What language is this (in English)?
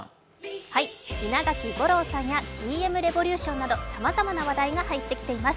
Japanese